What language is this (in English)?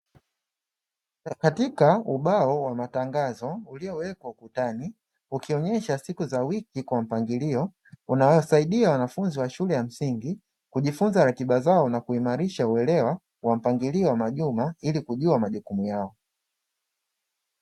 Swahili